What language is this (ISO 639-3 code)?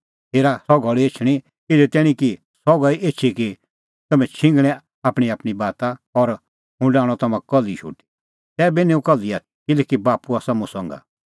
kfx